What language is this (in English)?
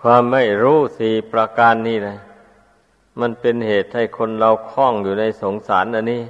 Thai